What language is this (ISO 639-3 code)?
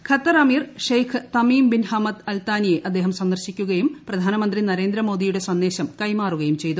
mal